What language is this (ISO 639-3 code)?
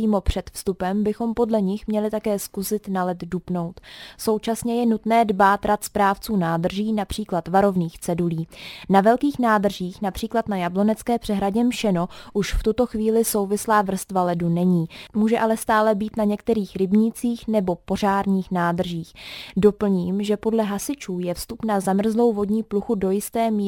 ces